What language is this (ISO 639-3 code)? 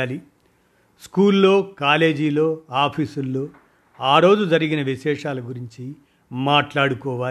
tel